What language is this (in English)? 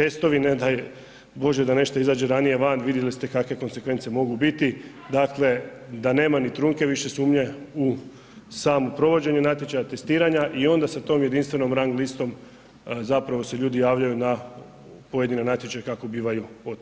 Croatian